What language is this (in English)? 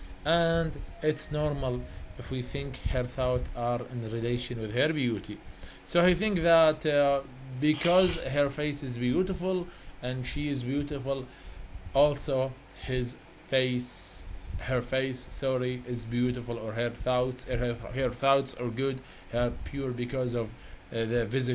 English